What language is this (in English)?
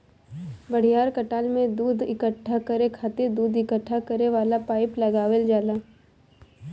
Bhojpuri